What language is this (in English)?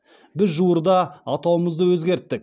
Kazakh